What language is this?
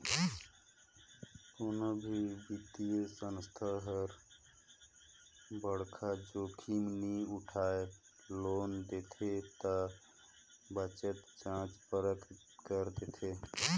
Chhattisgarhi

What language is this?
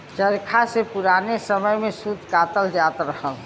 Bhojpuri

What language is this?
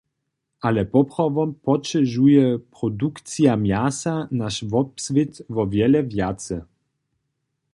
Upper Sorbian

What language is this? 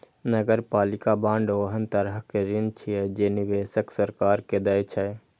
Maithili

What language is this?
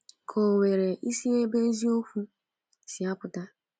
Igbo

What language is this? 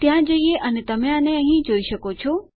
Gujarati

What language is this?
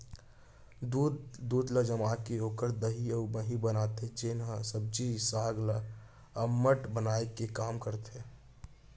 Chhattisgarhi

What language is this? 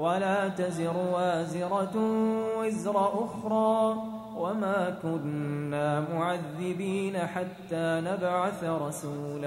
Arabic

